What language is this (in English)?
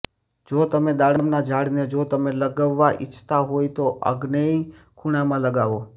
Gujarati